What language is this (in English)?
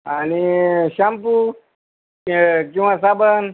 Marathi